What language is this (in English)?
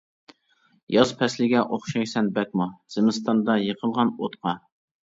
Uyghur